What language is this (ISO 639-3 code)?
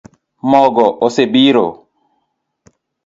luo